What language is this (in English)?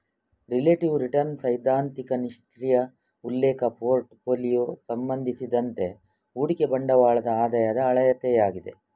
Kannada